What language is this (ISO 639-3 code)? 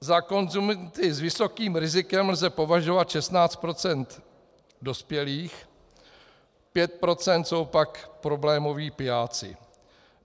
ces